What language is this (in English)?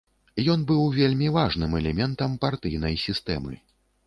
Belarusian